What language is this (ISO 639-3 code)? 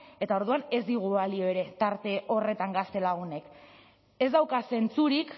eus